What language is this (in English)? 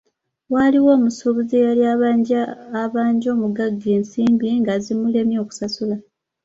Ganda